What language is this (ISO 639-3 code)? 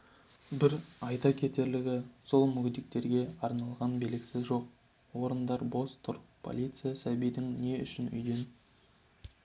kaz